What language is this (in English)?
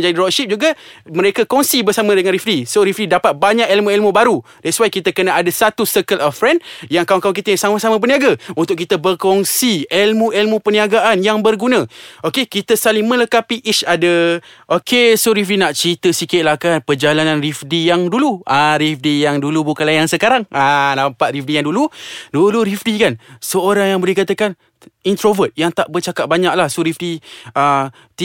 Malay